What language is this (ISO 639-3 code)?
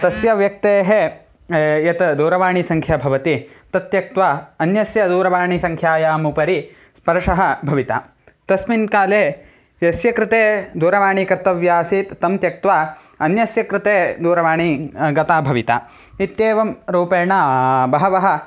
san